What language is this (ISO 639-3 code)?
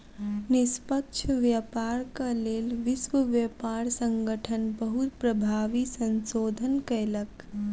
mai